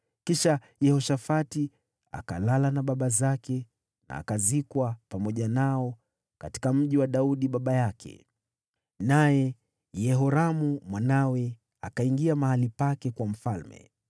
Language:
Swahili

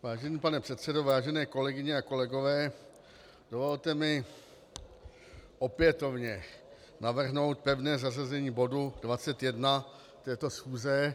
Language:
Czech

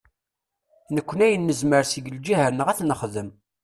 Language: Kabyle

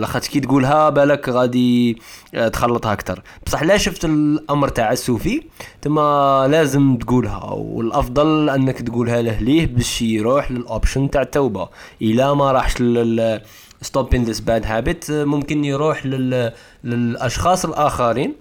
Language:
Arabic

